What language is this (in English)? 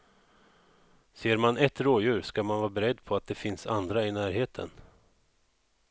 Swedish